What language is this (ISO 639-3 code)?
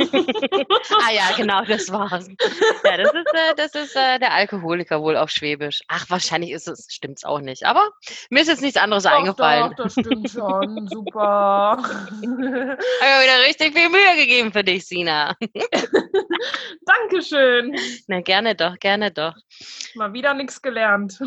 deu